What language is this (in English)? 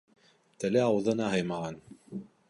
Bashkir